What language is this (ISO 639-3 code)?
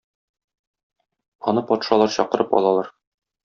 tat